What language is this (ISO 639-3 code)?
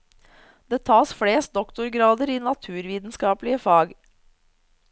nor